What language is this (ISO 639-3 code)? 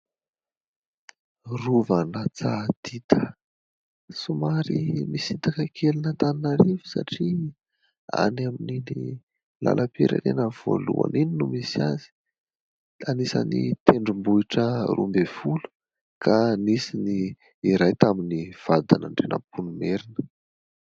mlg